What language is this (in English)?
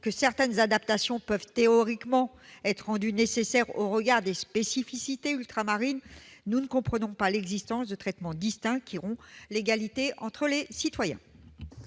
French